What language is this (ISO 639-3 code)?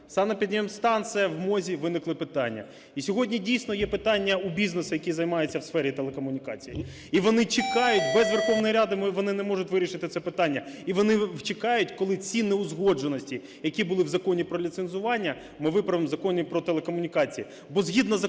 ukr